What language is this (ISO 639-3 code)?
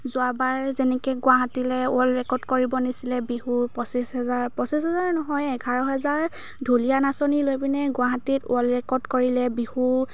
asm